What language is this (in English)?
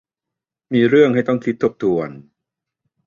Thai